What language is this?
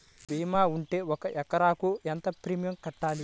Telugu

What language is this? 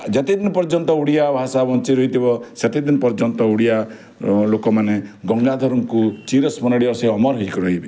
Odia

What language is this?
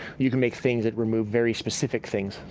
English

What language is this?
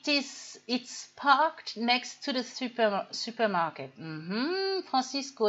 French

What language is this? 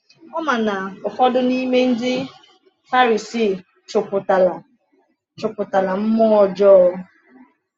Igbo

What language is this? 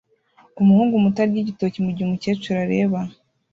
Kinyarwanda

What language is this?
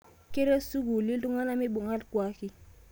Masai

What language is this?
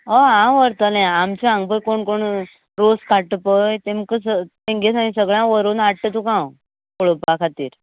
Konkani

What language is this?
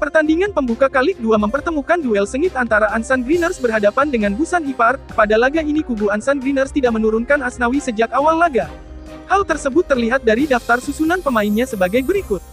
Indonesian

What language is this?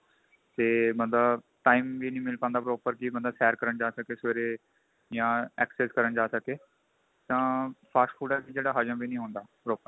Punjabi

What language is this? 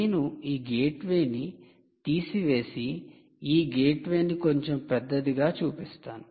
Telugu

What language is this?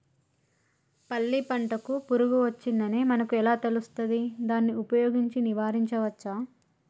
Telugu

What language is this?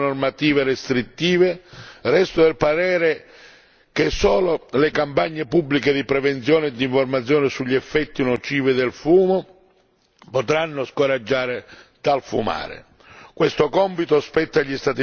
Italian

